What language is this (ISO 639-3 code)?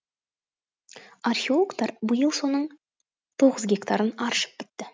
kaz